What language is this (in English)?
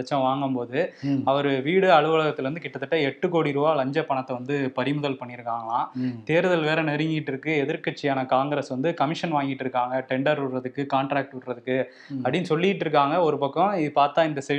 Tamil